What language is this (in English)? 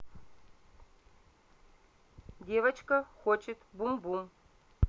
Russian